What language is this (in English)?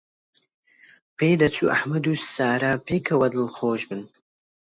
Central Kurdish